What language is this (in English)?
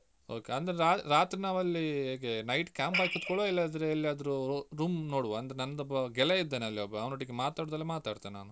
Kannada